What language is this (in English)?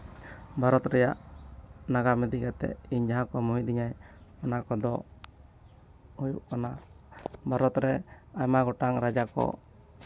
Santali